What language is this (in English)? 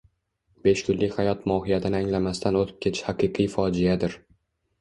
Uzbek